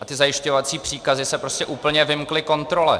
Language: Czech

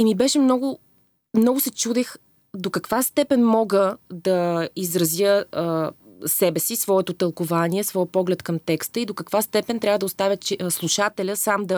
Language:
Bulgarian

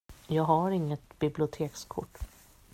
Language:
Swedish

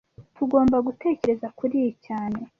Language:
Kinyarwanda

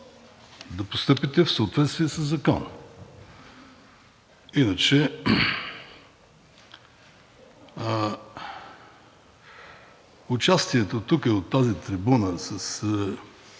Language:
Bulgarian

